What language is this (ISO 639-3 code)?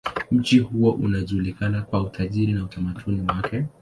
swa